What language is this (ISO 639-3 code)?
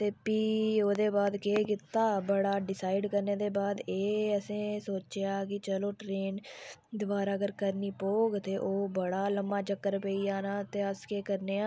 doi